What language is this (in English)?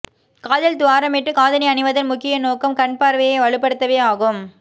Tamil